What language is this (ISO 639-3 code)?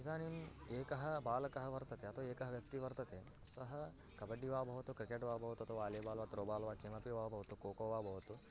san